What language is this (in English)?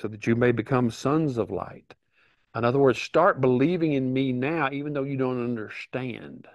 English